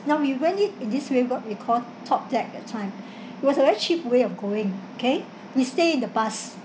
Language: English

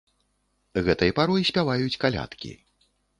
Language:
Belarusian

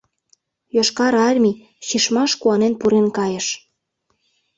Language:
Mari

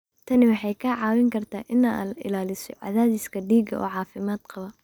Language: Somali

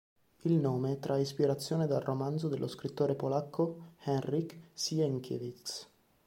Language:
Italian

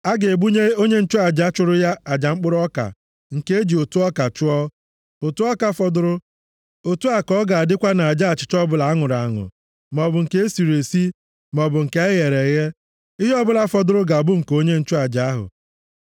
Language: Igbo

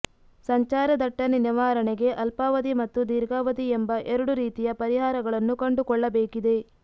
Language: Kannada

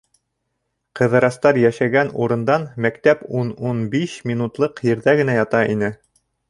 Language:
Bashkir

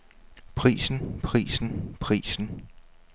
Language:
Danish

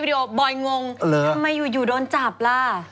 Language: Thai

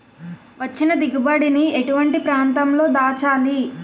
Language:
Telugu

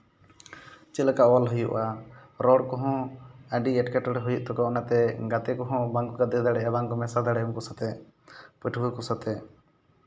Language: Santali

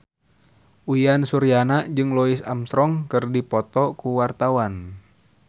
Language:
Sundanese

